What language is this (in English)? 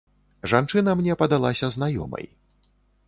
Belarusian